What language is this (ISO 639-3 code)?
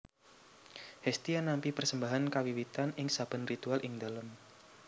jav